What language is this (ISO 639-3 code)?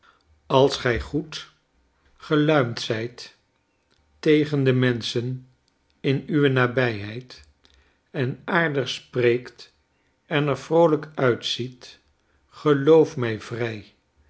nld